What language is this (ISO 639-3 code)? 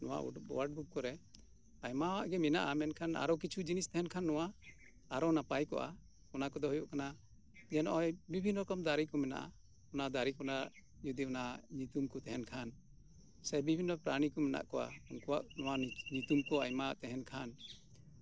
sat